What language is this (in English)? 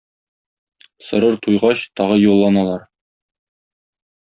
Tatar